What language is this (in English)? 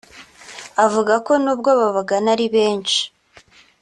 Kinyarwanda